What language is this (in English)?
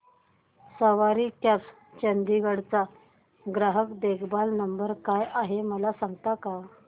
Marathi